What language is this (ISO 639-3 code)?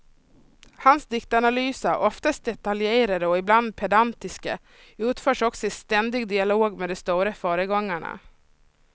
swe